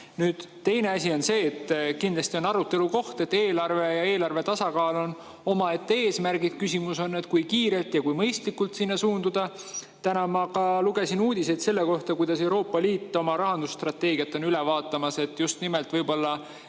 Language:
Estonian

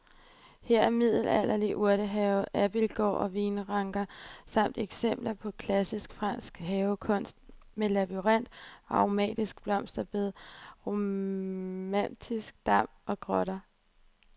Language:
Danish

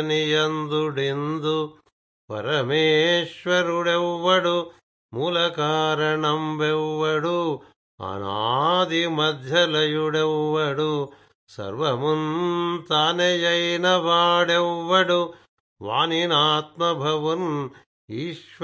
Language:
Telugu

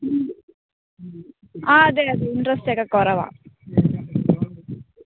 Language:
Malayalam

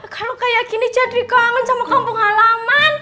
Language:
Indonesian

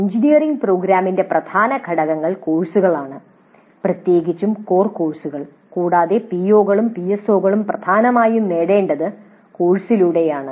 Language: Malayalam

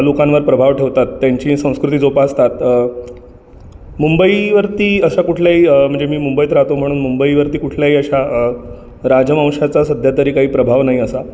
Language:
Marathi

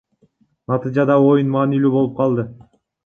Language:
Kyrgyz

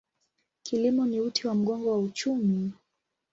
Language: Swahili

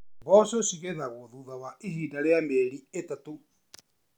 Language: Kikuyu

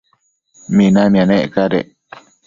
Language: Matsés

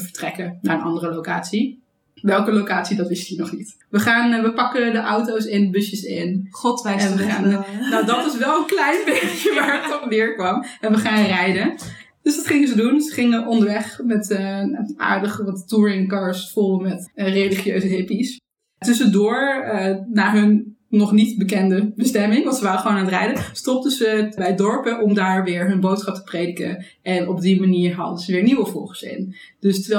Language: Dutch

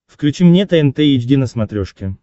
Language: Russian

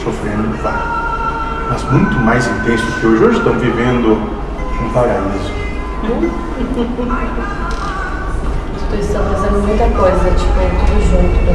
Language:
Portuguese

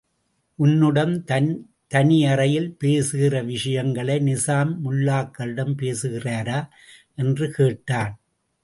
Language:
Tamil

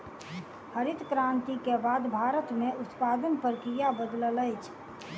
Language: Maithili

